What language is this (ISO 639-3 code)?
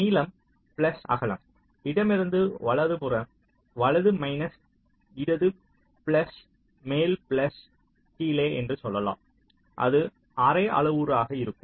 tam